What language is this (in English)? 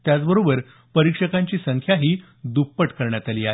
Marathi